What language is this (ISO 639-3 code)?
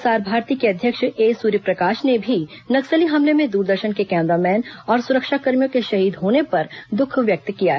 hin